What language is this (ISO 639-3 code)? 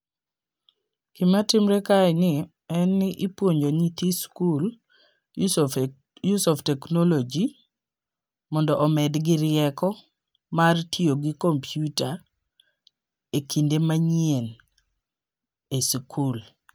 luo